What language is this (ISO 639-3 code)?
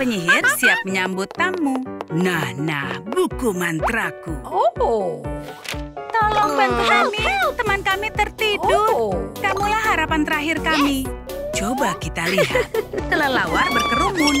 ind